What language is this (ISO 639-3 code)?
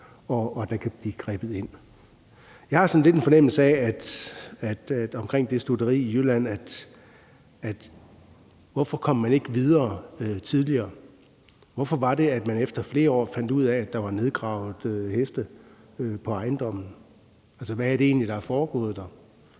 dan